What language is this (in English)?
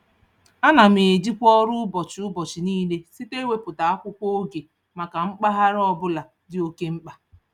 Igbo